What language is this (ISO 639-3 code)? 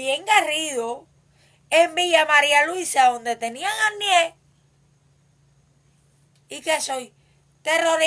spa